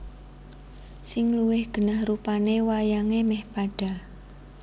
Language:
Javanese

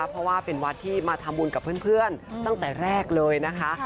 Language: Thai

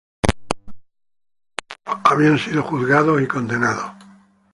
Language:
Spanish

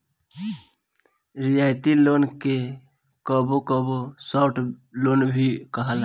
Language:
Bhojpuri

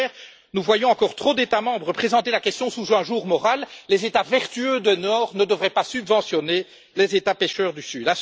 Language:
French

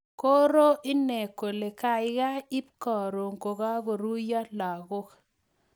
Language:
Kalenjin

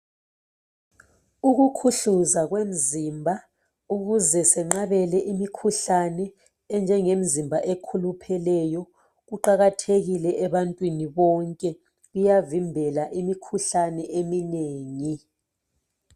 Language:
North Ndebele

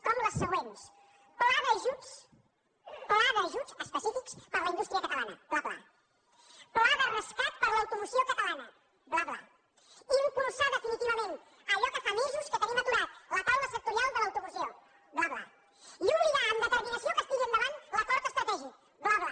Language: Catalan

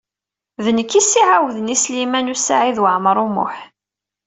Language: Kabyle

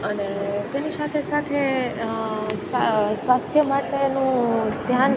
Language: Gujarati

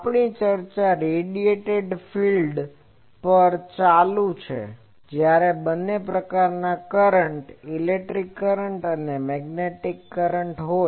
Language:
Gujarati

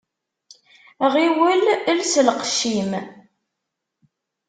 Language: Kabyle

